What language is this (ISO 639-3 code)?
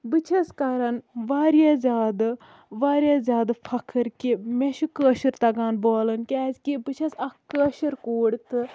kas